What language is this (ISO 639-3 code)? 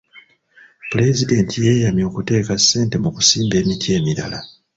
lug